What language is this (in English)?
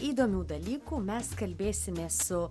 Lithuanian